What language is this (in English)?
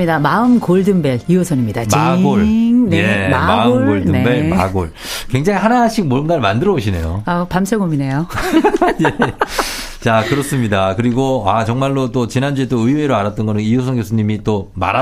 Korean